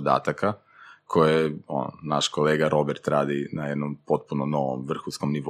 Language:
Croatian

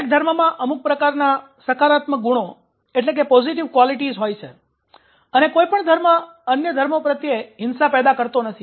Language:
Gujarati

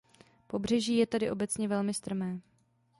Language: Czech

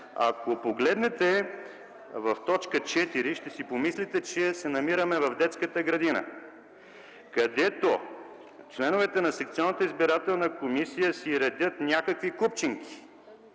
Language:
Bulgarian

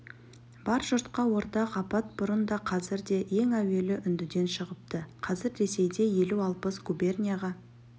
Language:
Kazakh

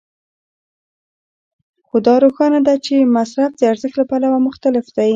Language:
Pashto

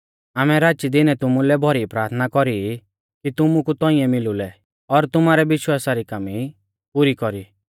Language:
Mahasu Pahari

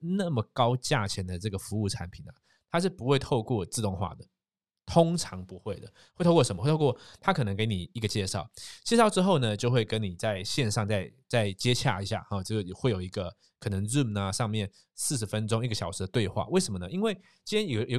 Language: Chinese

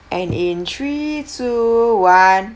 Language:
English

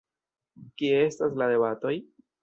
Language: Esperanto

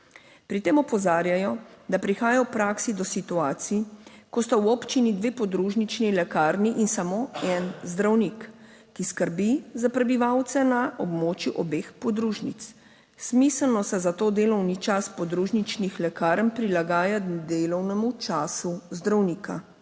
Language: Slovenian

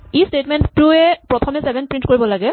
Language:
Assamese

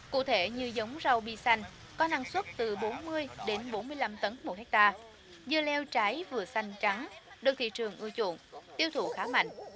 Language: Vietnamese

